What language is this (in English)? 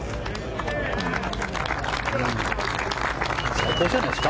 Japanese